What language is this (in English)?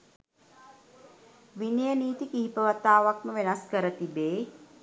Sinhala